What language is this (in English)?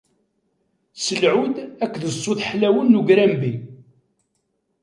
Kabyle